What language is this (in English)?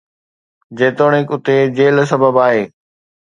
Sindhi